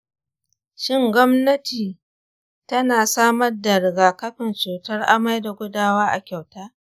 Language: Hausa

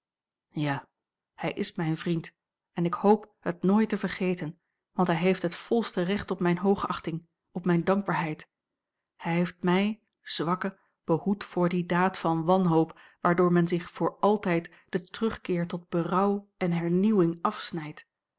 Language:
Dutch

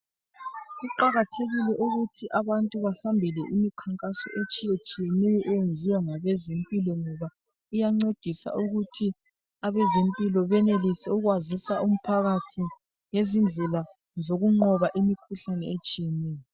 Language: North Ndebele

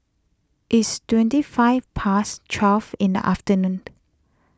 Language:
English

